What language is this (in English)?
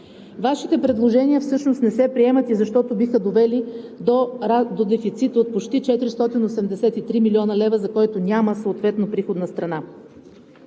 Bulgarian